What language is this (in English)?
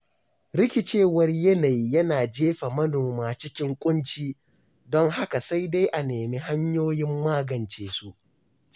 Hausa